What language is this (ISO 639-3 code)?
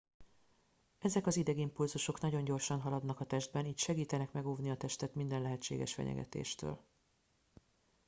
hun